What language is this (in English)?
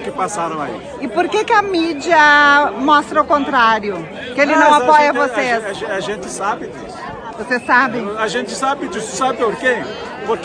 Portuguese